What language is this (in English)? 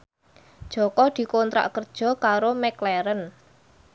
Javanese